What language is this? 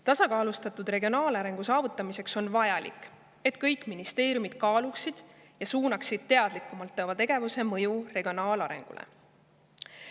Estonian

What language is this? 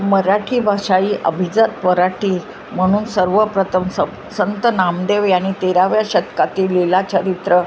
Marathi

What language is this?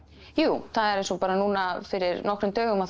Icelandic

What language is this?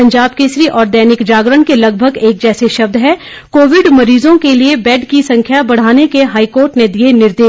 Hindi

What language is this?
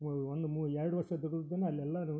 Kannada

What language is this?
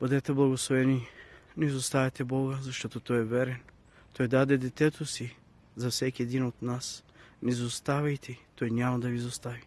Bulgarian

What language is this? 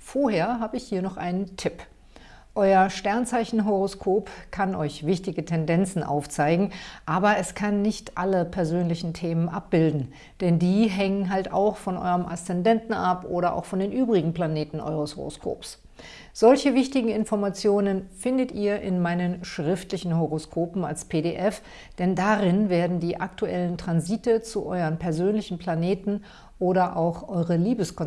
German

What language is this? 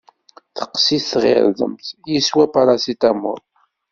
Kabyle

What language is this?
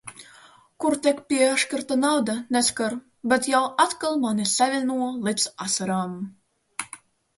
Latvian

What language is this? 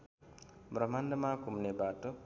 Nepali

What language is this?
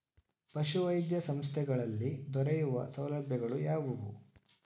Kannada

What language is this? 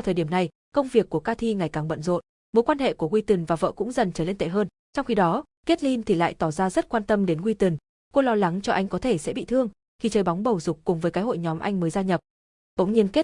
Vietnamese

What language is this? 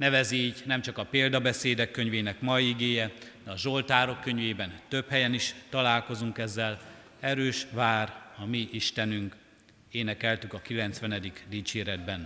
Hungarian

